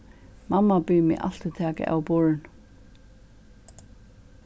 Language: Faroese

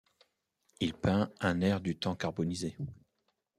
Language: French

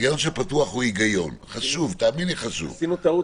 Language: Hebrew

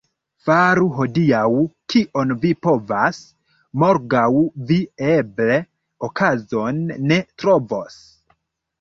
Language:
Esperanto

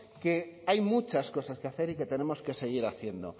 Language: Spanish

